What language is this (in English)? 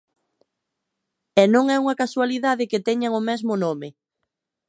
Galician